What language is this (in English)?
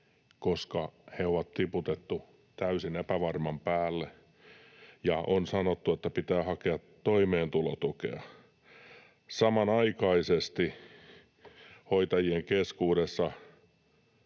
Finnish